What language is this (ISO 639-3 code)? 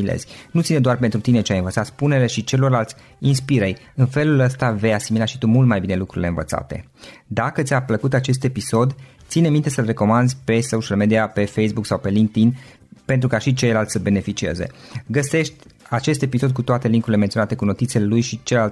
ron